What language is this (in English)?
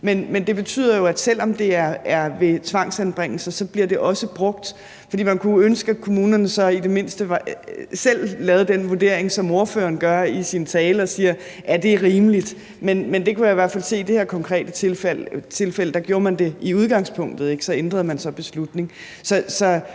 Danish